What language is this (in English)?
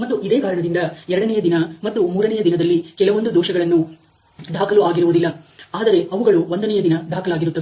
Kannada